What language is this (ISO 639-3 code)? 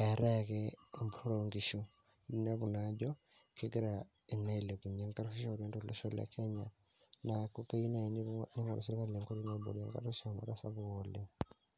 mas